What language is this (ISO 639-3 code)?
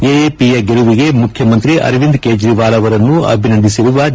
kan